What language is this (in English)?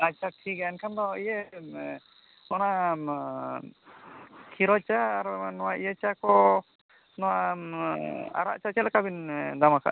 Santali